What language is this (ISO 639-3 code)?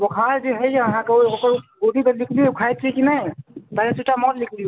mai